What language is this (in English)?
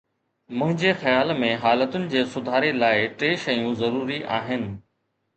Sindhi